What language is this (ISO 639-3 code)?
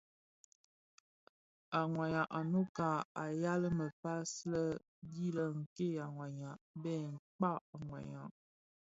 ksf